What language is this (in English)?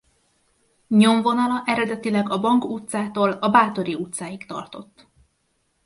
Hungarian